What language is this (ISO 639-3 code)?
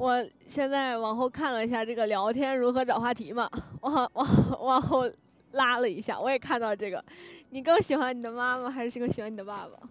zho